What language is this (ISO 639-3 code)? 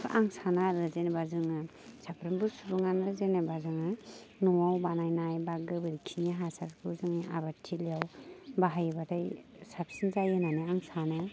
brx